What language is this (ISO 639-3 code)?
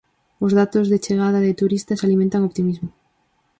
glg